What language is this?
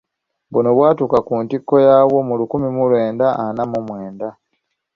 Ganda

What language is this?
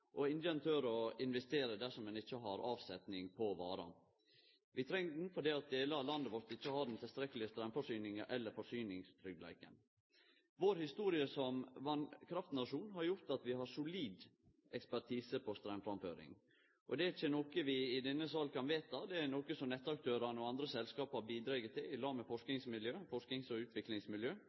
Norwegian Nynorsk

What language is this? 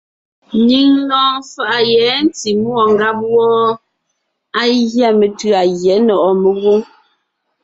Ngiemboon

